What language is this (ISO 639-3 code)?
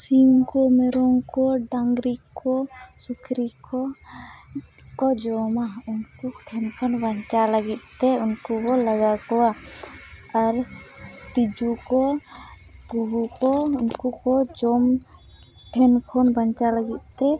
sat